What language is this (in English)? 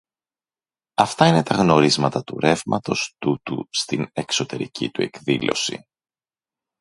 Greek